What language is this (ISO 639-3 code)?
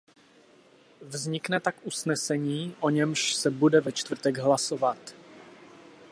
ces